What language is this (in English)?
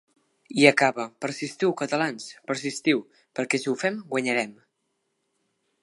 Catalan